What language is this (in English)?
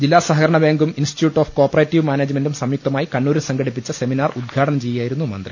Malayalam